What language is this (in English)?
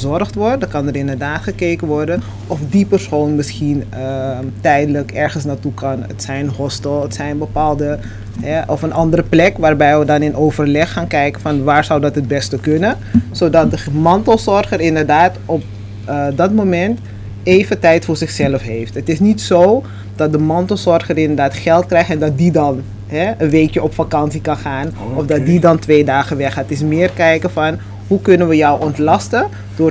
Dutch